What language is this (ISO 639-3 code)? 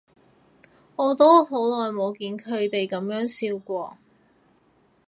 yue